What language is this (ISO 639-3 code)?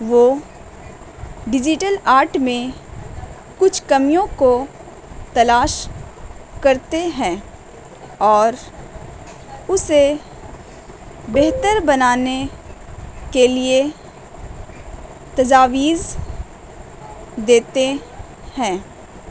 urd